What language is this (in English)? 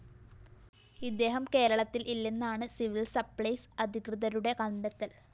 Malayalam